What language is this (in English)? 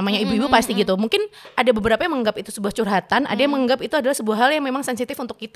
Indonesian